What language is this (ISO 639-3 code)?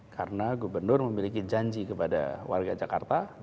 ind